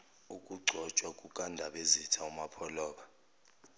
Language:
Zulu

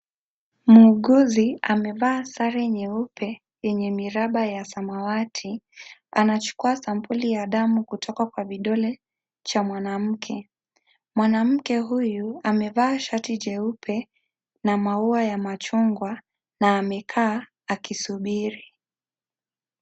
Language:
Swahili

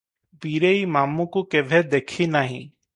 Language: Odia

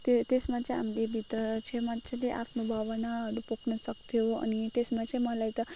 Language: Nepali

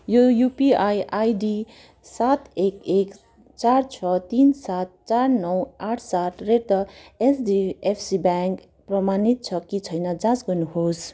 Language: Nepali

